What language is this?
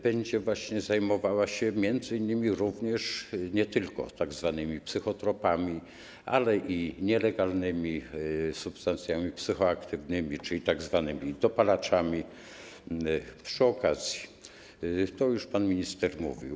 Polish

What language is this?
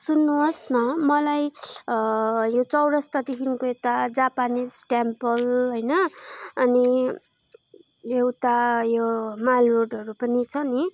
Nepali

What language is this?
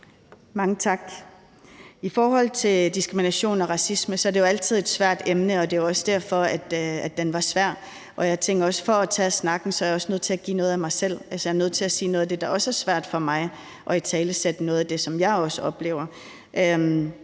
Danish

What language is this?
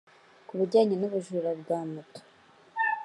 Kinyarwanda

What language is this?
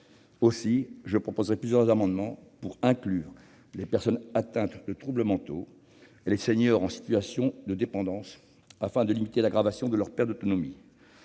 French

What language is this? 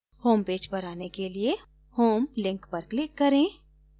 Hindi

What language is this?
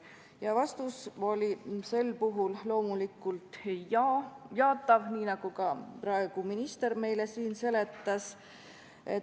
Estonian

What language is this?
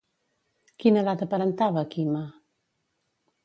Catalan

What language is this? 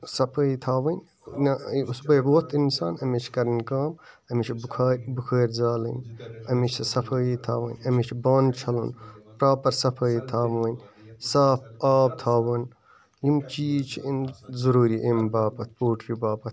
Kashmiri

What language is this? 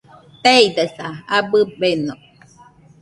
Nüpode Huitoto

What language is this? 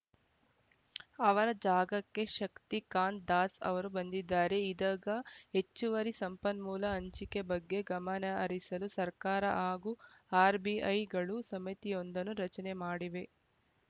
Kannada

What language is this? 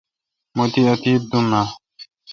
Kalkoti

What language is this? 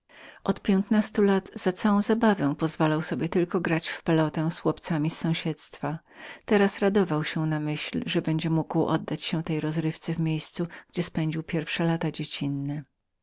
Polish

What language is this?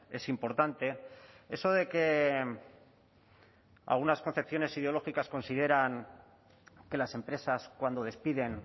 Spanish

